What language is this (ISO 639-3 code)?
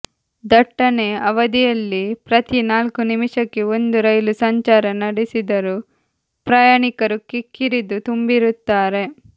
kan